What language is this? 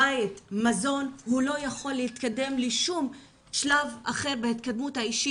Hebrew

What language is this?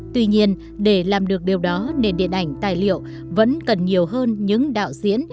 Vietnamese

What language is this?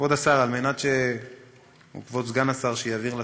Hebrew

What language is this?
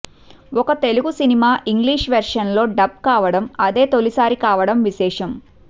Telugu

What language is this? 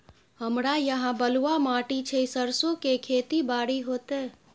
Maithili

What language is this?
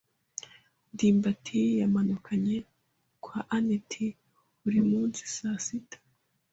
Kinyarwanda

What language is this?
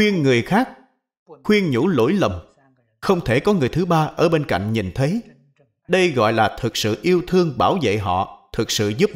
Vietnamese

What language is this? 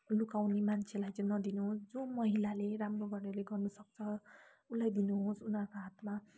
Nepali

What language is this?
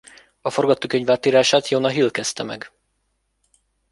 Hungarian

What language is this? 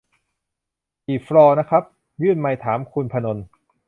Thai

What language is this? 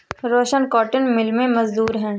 Hindi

